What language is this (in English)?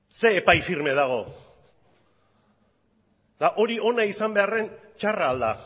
Basque